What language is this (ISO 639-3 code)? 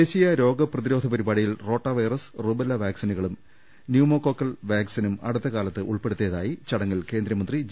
mal